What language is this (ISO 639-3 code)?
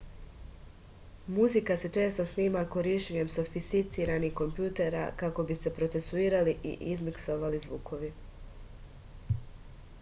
srp